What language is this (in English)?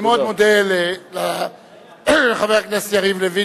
Hebrew